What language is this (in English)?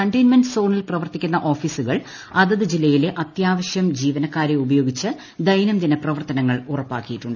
Malayalam